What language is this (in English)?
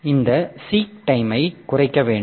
Tamil